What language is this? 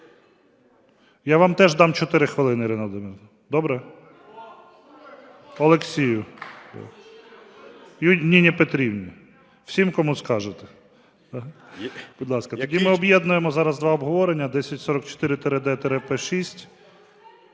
Ukrainian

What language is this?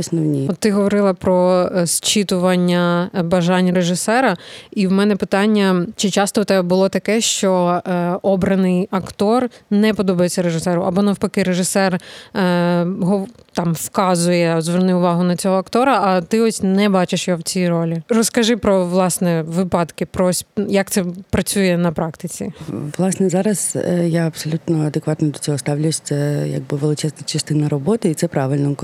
Ukrainian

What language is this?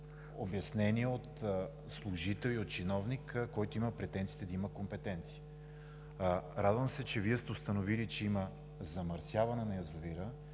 Bulgarian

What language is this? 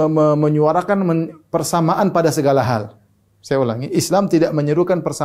Indonesian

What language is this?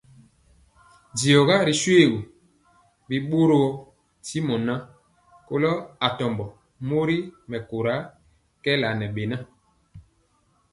Mpiemo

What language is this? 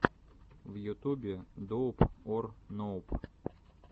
Russian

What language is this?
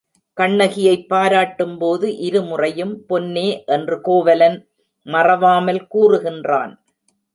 Tamil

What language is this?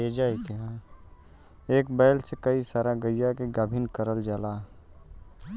Bhojpuri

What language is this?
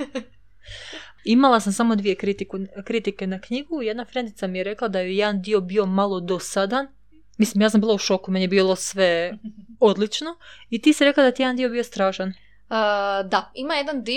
Croatian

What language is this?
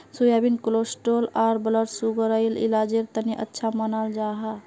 Magahi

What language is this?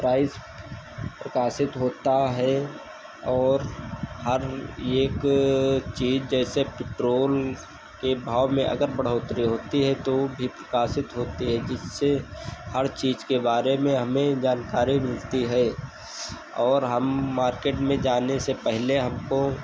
Hindi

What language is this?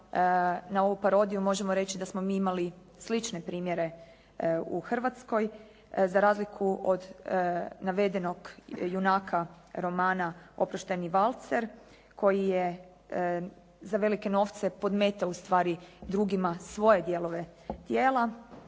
Croatian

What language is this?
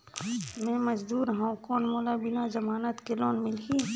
Chhattisgarhi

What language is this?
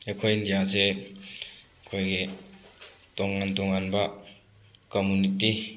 Manipuri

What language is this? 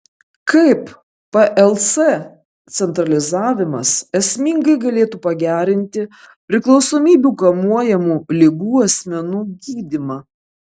Lithuanian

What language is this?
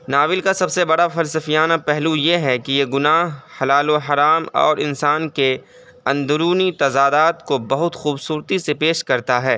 Urdu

